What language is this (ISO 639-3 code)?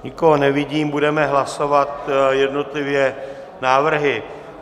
ces